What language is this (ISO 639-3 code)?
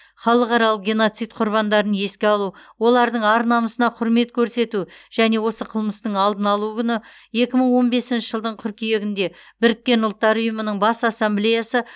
kaz